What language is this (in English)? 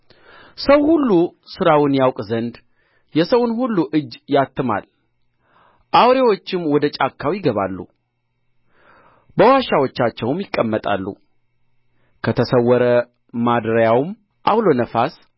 Amharic